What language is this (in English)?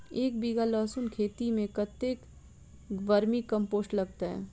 Maithili